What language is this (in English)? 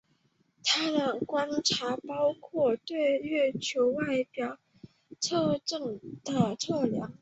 Chinese